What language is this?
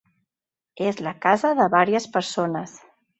Catalan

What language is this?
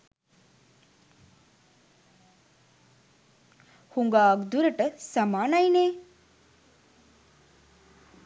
Sinhala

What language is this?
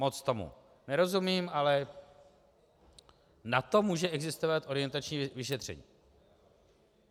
Czech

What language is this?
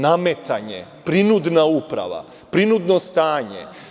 Serbian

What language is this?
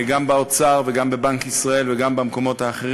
Hebrew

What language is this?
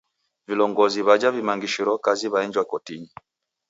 Taita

